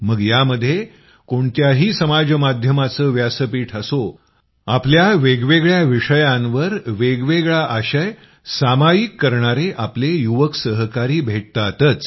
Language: Marathi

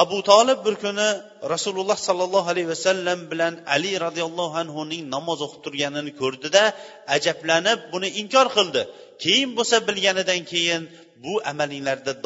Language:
Bulgarian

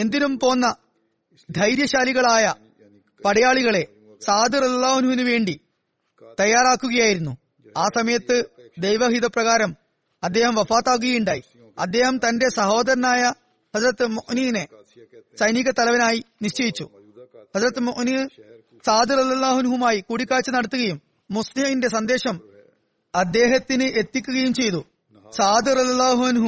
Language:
Malayalam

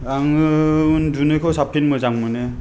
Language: Bodo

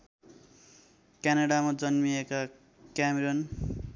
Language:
Nepali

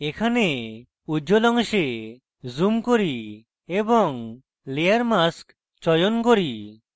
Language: Bangla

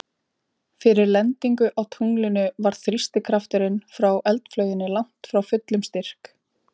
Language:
Icelandic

